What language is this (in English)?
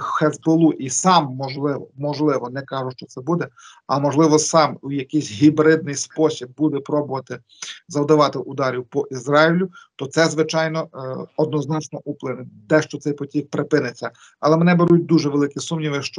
Ukrainian